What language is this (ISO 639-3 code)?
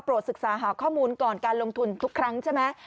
tha